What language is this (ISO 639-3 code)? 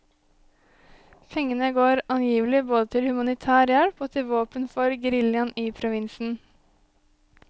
nor